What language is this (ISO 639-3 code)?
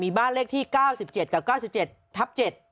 tha